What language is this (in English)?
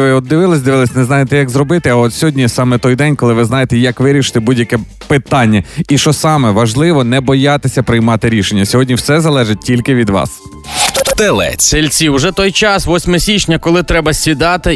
Ukrainian